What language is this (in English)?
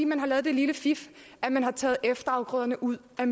Danish